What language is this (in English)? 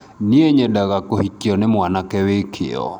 Kikuyu